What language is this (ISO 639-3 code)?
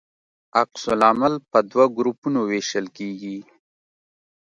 pus